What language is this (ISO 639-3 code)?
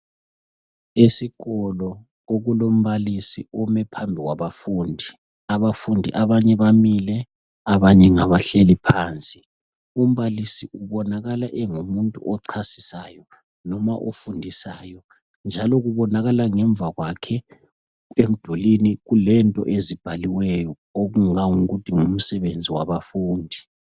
nde